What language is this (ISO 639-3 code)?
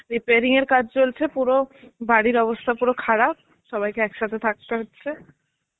ben